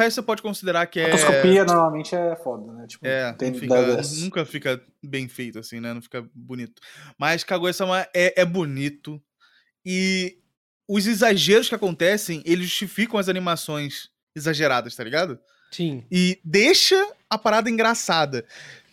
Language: Portuguese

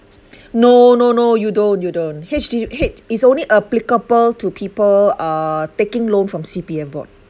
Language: English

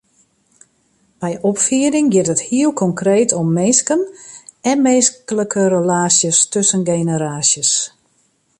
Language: Western Frisian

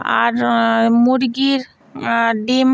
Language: Bangla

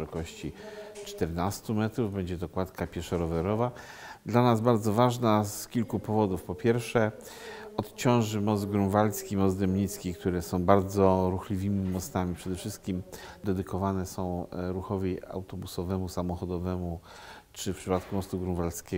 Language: Polish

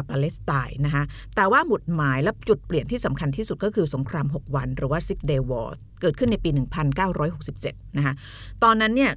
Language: Thai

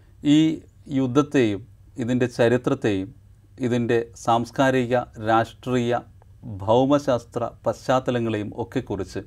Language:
Malayalam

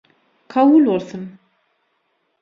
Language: Turkmen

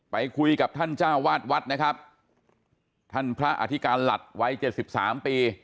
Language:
Thai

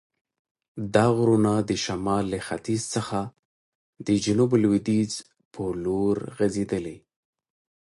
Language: Pashto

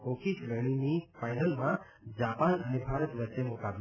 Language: Gujarati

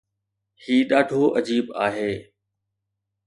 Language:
Sindhi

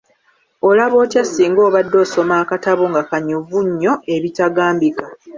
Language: Ganda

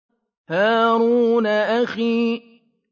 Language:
Arabic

